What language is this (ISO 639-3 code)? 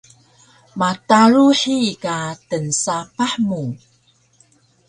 trv